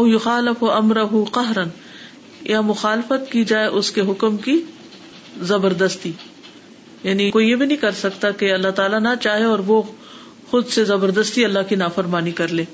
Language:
Urdu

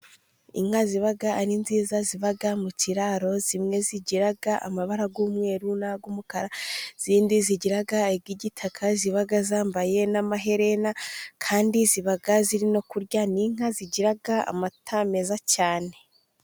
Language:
Kinyarwanda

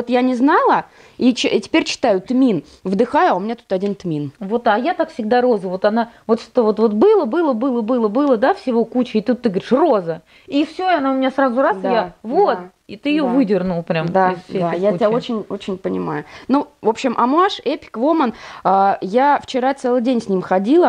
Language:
Russian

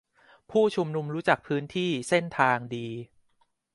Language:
Thai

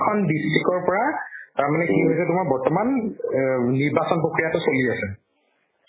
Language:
Assamese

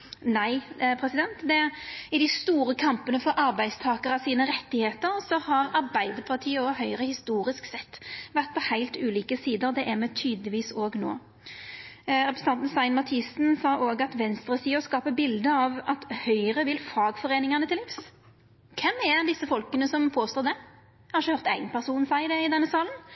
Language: Norwegian Nynorsk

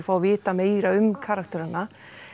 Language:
Icelandic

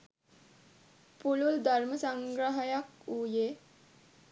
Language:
Sinhala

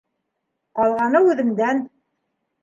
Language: Bashkir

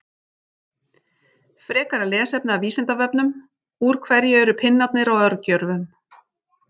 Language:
Icelandic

